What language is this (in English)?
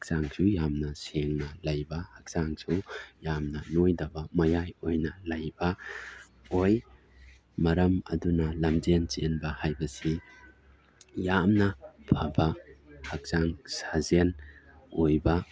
Manipuri